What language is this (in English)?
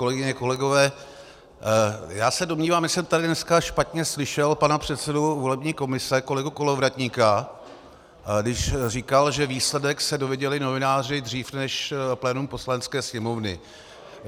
Czech